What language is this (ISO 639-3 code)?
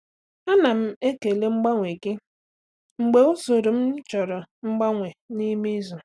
ibo